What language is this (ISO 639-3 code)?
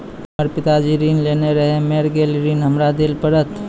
mai